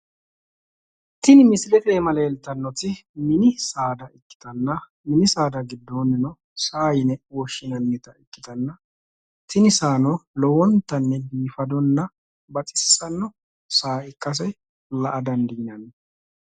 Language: Sidamo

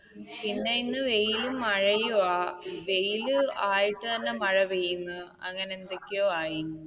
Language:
Malayalam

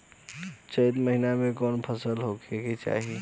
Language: Bhojpuri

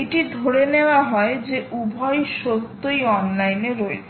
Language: Bangla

